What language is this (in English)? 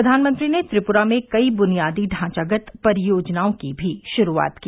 Hindi